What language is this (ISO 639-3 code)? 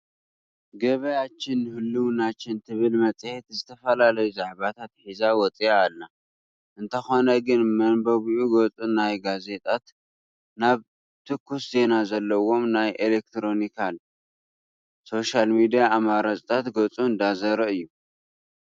tir